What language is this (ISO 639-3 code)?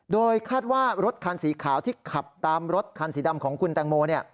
tha